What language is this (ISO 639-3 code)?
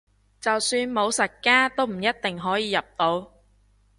yue